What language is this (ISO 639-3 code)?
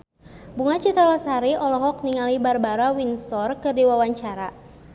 sun